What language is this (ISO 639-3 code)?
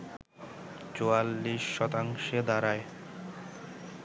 ben